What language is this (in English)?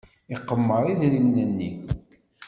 Kabyle